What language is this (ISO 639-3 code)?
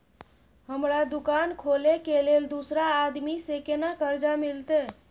mai